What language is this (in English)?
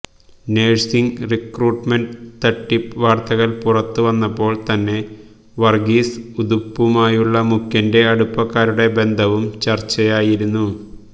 Malayalam